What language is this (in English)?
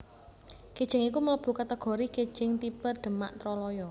Javanese